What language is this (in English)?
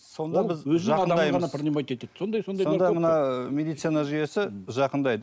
Kazakh